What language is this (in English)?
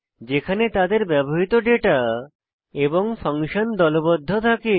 Bangla